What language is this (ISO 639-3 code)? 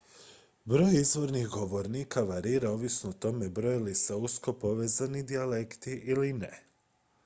hrv